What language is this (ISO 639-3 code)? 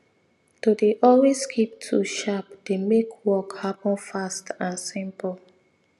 pcm